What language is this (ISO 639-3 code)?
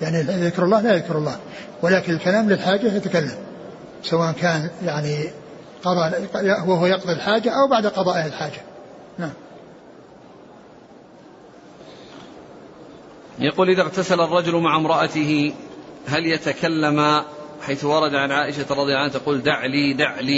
ara